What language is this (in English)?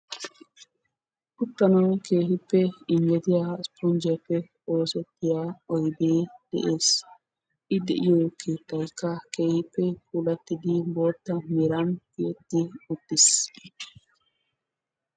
Wolaytta